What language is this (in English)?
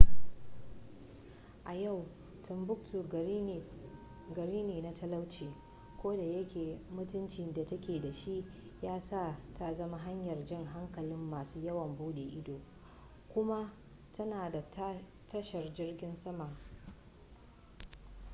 Hausa